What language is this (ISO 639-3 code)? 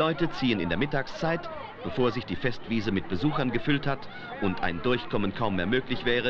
deu